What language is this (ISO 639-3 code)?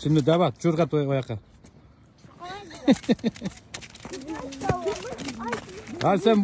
tur